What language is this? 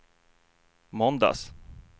Swedish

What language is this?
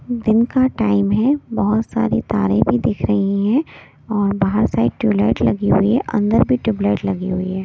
Hindi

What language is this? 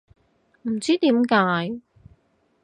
Cantonese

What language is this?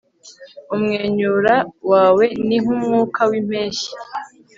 Kinyarwanda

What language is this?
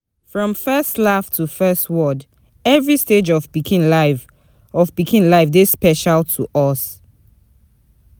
Nigerian Pidgin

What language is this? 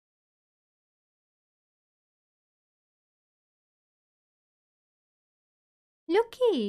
Spanish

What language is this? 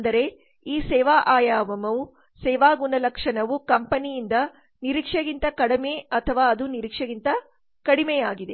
Kannada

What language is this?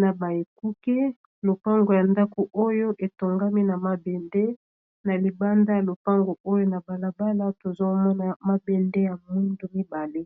Lingala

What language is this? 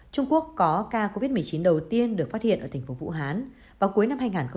Vietnamese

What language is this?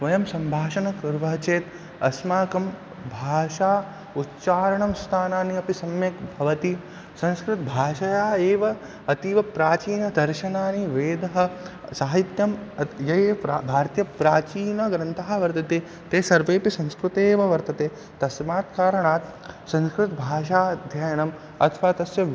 Sanskrit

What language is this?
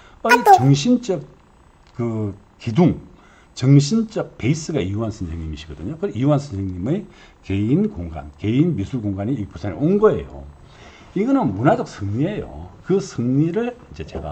Korean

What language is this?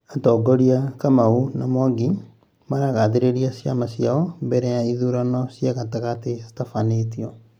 Kikuyu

